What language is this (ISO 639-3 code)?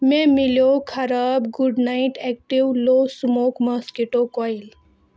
kas